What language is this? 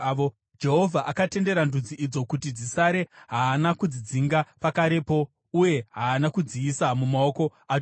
Shona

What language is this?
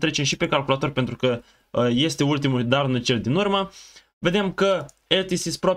Romanian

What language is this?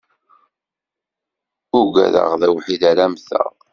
Kabyle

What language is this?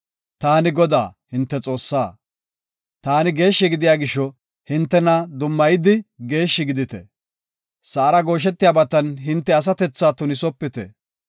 Gofa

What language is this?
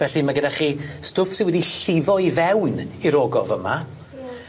Welsh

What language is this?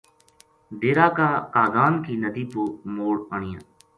Gujari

